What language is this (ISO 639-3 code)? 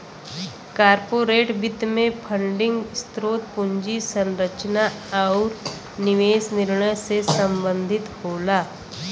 bho